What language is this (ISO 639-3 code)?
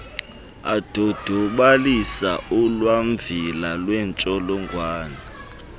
xho